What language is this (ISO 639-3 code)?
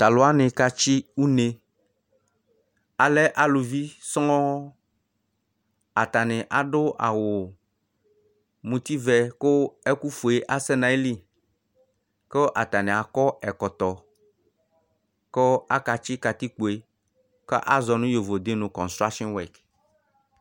kpo